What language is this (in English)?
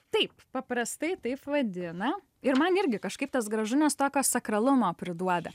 Lithuanian